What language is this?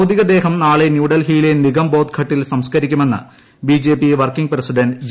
Malayalam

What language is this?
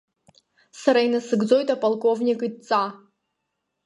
Abkhazian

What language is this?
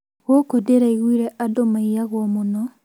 Kikuyu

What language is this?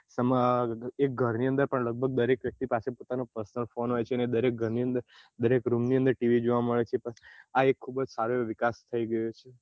Gujarati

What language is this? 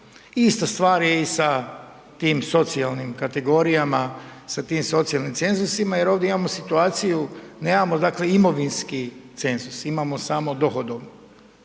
Croatian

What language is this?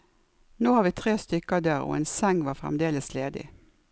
Norwegian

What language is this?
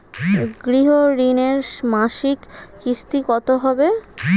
Bangla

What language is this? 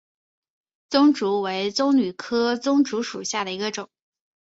Chinese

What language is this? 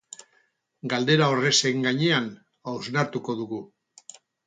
Basque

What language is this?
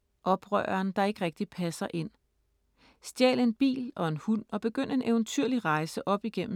Danish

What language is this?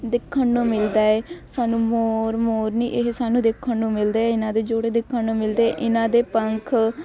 Punjabi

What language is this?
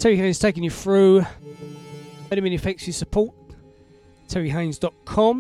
English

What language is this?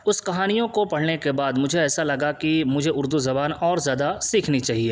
Urdu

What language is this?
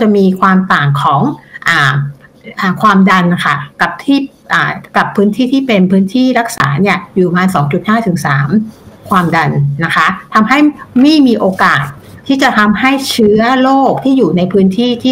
Thai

